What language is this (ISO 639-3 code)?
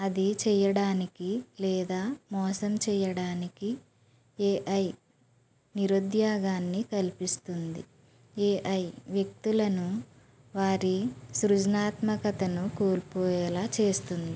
tel